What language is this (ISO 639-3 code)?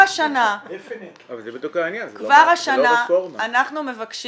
heb